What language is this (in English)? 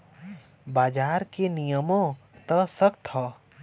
Bhojpuri